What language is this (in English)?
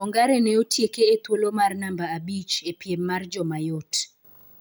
Luo (Kenya and Tanzania)